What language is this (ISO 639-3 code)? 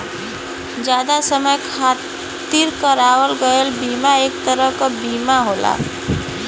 bho